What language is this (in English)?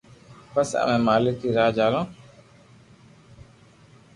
Loarki